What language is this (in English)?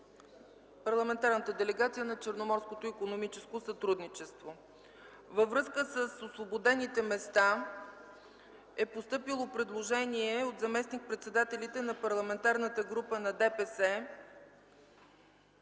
Bulgarian